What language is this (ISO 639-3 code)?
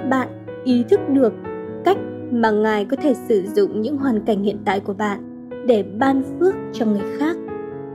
vie